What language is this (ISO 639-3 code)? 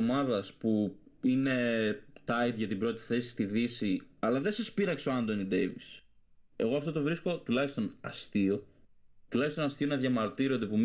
ell